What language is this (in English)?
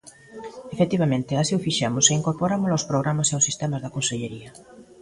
Galician